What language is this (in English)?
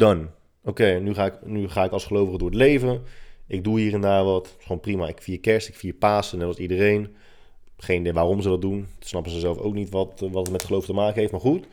Dutch